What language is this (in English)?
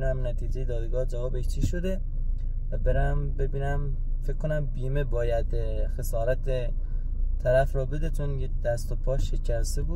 Persian